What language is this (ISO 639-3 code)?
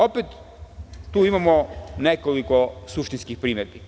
srp